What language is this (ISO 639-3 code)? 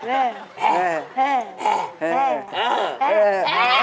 tha